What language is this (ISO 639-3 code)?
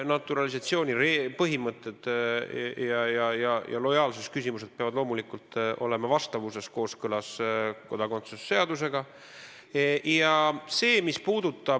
est